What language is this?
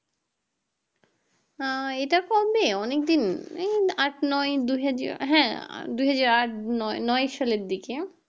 Bangla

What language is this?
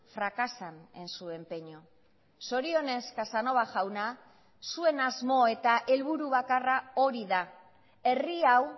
Basque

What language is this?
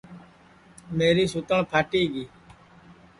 Sansi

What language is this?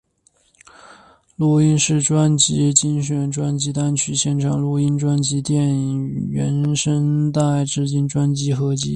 Chinese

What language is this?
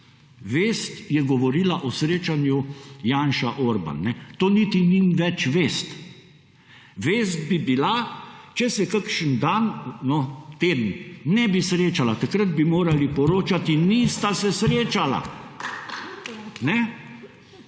Slovenian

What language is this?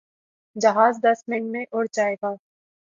Urdu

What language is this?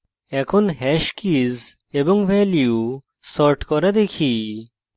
Bangla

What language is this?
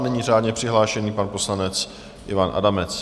Czech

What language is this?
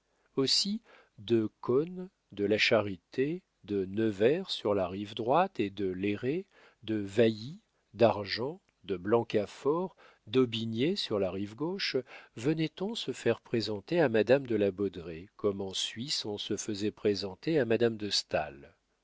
French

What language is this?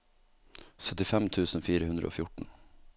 Norwegian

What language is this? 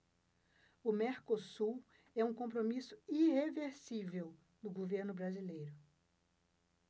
Portuguese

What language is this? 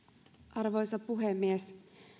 Finnish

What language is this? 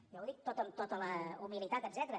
Catalan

